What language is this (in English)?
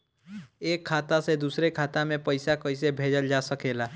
Bhojpuri